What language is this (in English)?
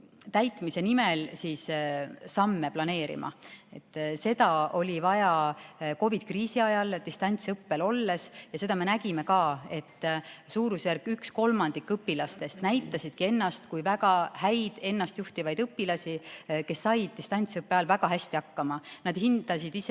Estonian